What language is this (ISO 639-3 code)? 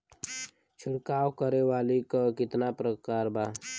bho